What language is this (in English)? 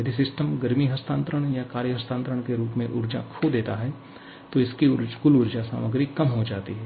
Hindi